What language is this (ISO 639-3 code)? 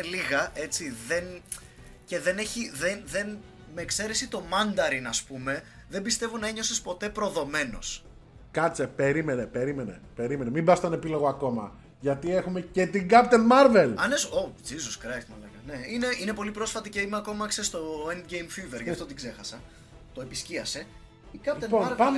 ell